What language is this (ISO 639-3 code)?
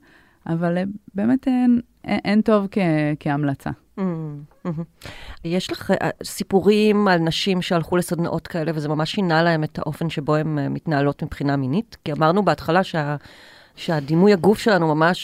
heb